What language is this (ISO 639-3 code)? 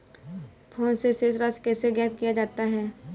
hin